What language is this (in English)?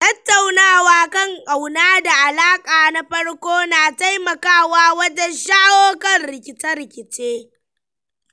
Hausa